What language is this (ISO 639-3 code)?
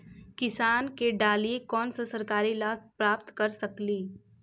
mag